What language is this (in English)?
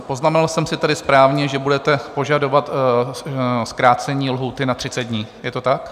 Czech